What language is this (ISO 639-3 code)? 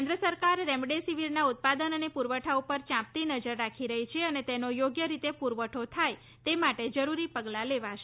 guj